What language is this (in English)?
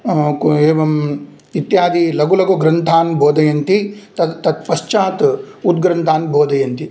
Sanskrit